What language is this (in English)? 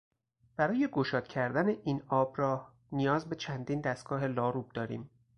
Persian